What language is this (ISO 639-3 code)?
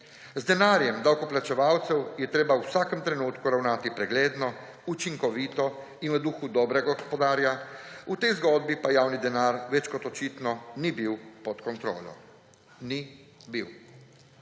slv